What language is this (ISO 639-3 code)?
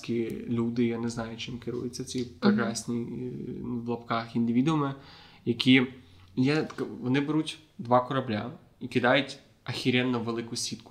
ukr